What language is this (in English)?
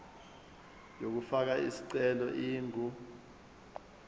Zulu